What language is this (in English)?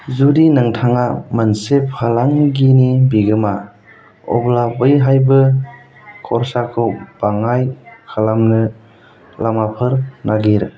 Bodo